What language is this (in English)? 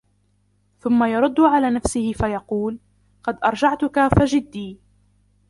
Arabic